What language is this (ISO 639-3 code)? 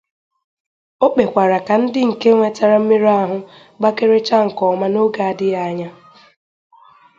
ibo